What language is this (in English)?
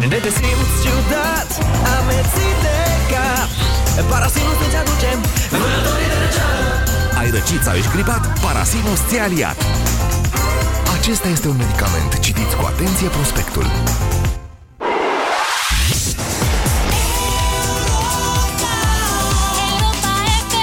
Romanian